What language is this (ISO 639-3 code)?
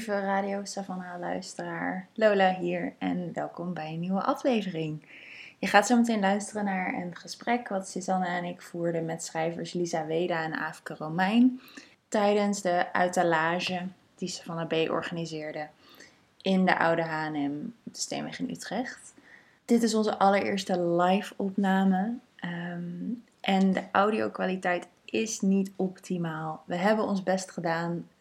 nld